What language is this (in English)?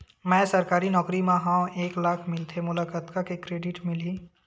Chhattisgarhi